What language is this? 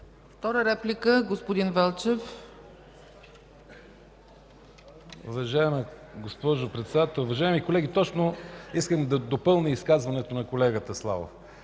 Bulgarian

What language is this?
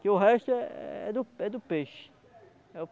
Portuguese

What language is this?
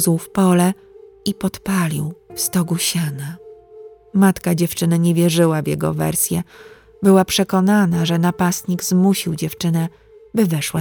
Polish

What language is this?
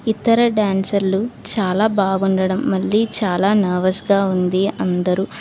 Telugu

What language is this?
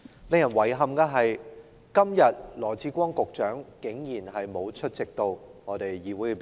Cantonese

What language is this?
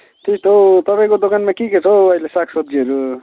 Nepali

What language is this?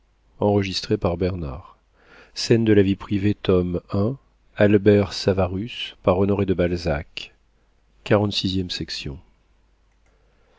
French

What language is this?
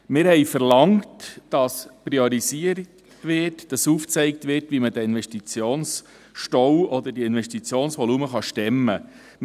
Swiss German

